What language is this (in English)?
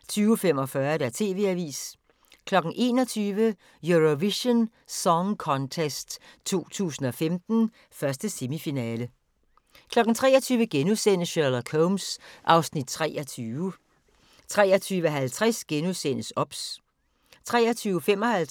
Danish